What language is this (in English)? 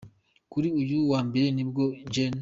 Kinyarwanda